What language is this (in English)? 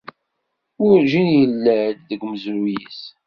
Kabyle